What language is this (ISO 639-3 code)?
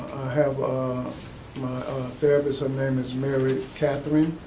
eng